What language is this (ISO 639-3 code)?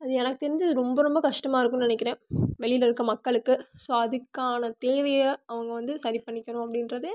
tam